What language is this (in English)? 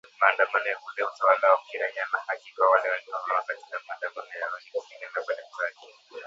Swahili